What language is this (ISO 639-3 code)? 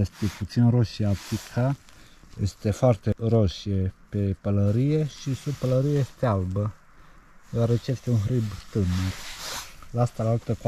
ron